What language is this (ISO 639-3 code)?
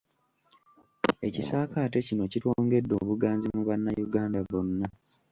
lug